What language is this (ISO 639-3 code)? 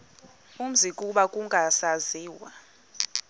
xho